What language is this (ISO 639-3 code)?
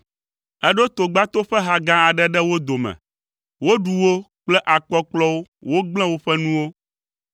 ewe